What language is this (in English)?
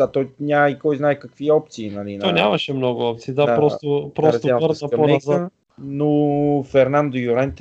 Bulgarian